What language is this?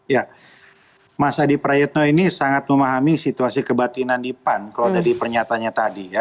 Indonesian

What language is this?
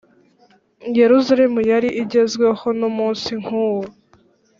Kinyarwanda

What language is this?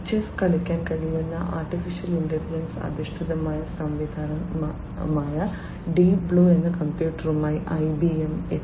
Malayalam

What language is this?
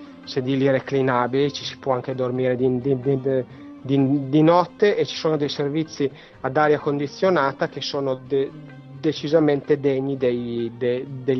Italian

